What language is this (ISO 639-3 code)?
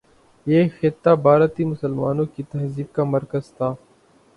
urd